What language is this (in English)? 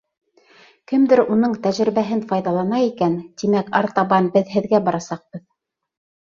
Bashkir